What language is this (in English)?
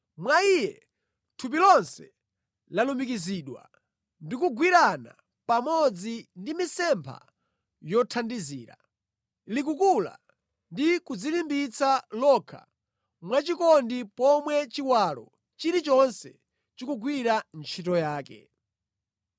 Nyanja